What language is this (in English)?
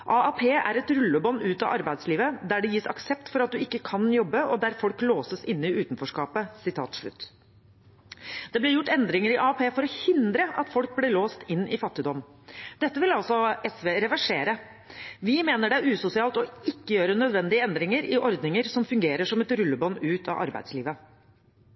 Norwegian Bokmål